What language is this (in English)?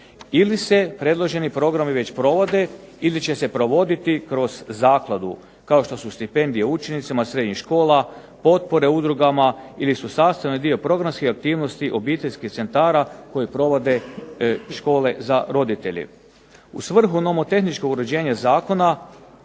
Croatian